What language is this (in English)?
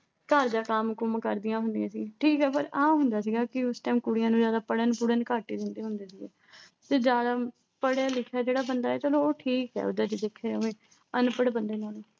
Punjabi